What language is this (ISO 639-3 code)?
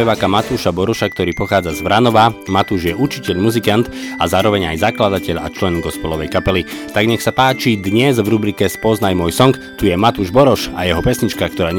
slk